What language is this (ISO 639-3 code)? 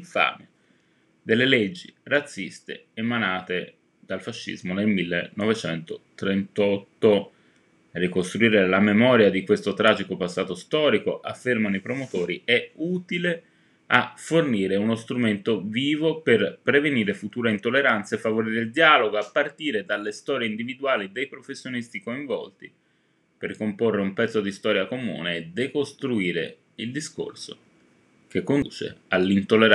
ita